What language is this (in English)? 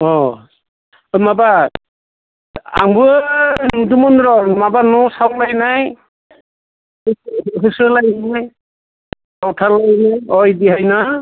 Bodo